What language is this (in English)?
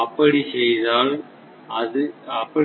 Tamil